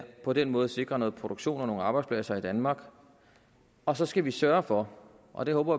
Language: Danish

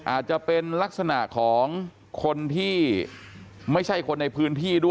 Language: Thai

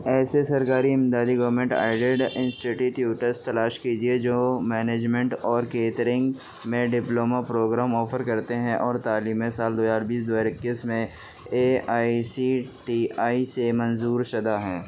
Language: Urdu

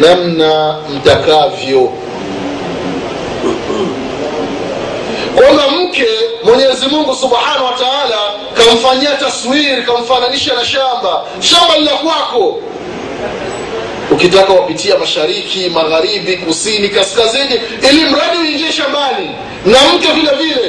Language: Swahili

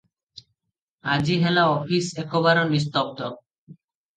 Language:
Odia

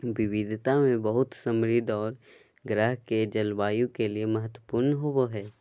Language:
Magahi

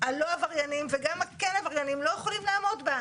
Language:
Hebrew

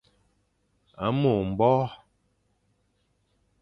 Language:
Fang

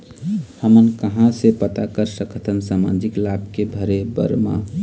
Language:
Chhattisgarhi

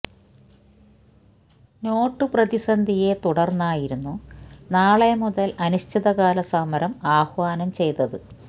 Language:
Malayalam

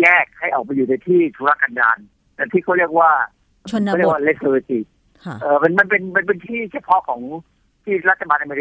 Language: Thai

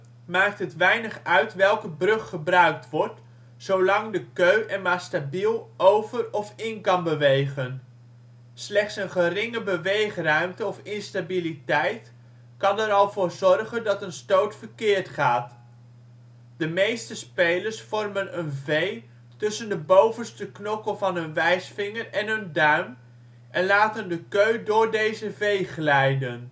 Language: Dutch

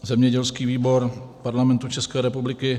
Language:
Czech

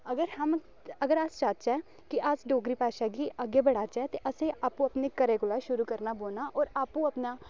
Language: Dogri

